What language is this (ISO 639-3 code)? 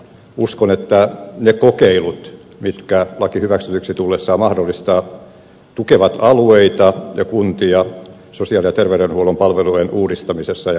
fin